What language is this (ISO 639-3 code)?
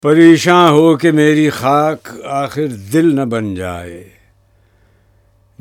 urd